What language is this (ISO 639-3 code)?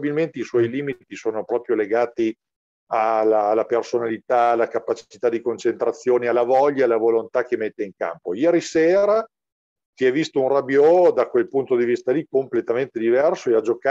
ita